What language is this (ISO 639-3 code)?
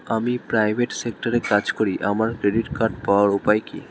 ben